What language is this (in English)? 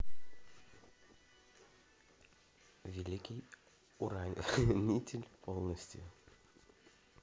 Russian